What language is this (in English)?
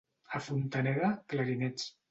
Catalan